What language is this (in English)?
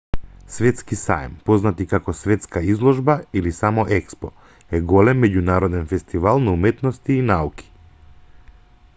Macedonian